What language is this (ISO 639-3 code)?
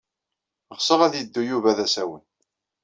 kab